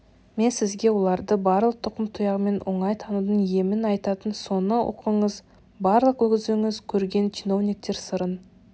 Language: Kazakh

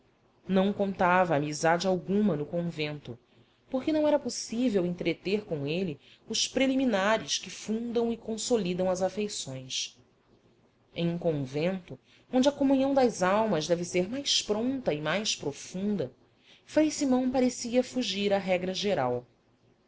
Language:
Portuguese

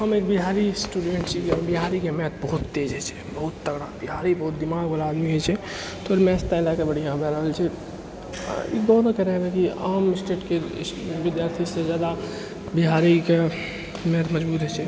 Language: Maithili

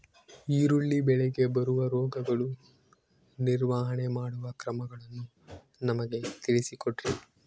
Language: Kannada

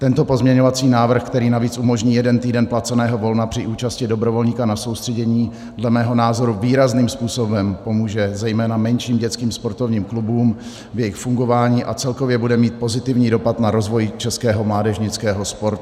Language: Czech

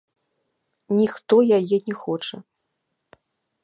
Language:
Belarusian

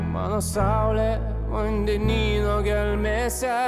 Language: Lithuanian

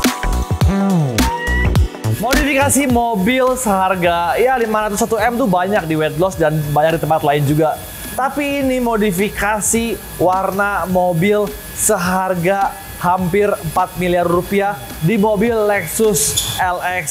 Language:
Indonesian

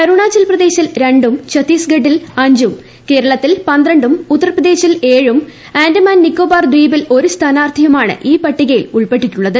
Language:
Malayalam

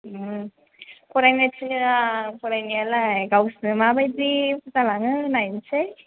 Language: Bodo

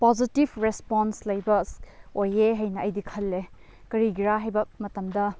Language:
Manipuri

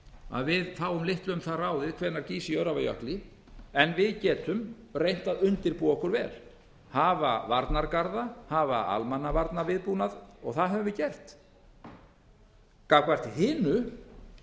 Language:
Icelandic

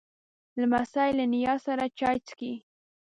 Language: Pashto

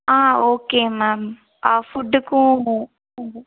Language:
Tamil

